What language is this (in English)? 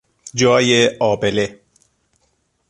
Persian